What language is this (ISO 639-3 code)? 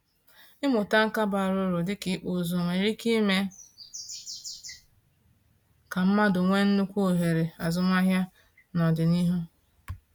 ibo